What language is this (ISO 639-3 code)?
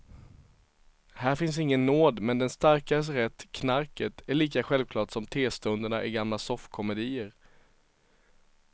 swe